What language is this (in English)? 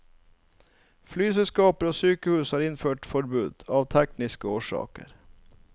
Norwegian